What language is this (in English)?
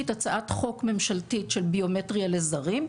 Hebrew